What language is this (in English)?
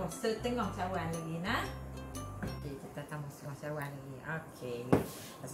Malay